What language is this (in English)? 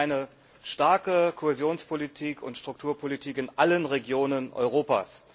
German